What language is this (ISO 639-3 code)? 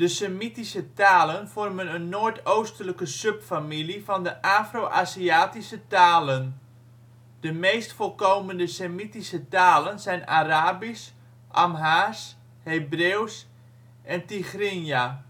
nld